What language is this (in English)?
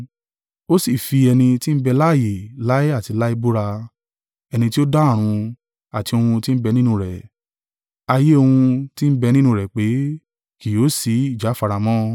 Yoruba